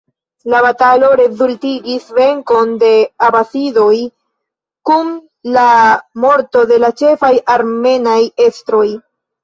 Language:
Esperanto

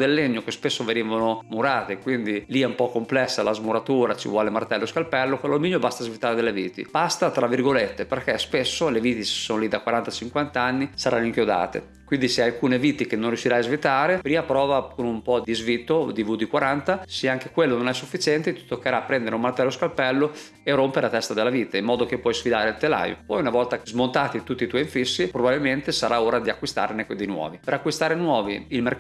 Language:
Italian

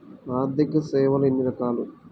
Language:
Telugu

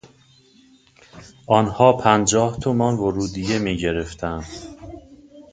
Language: Persian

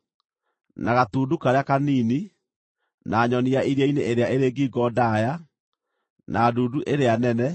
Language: Kikuyu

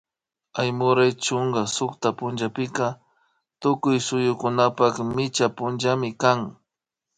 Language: Imbabura Highland Quichua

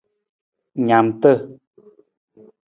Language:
Nawdm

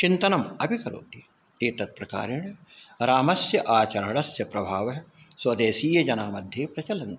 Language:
Sanskrit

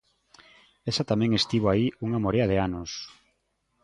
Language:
Galician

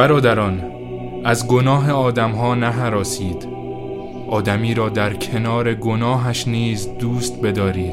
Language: Persian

